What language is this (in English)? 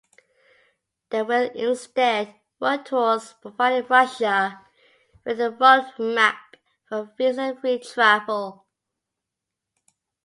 English